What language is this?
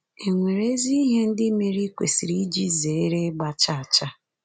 Igbo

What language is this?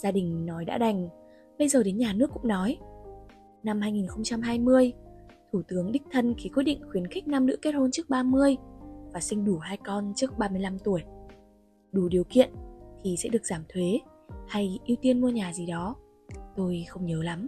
Vietnamese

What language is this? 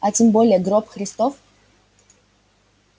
Russian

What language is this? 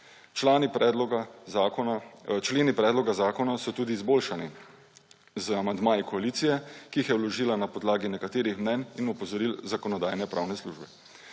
Slovenian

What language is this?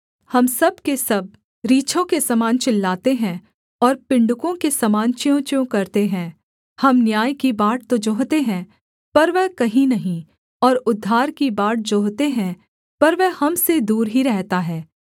Hindi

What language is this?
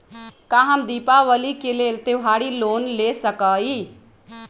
Magahi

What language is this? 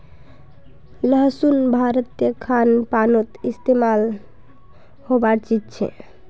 Magahi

